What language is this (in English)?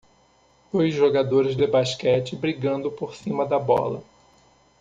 Portuguese